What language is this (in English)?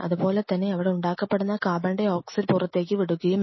Malayalam